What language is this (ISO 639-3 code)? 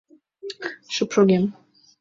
chm